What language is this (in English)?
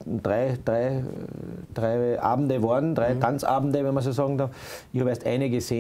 German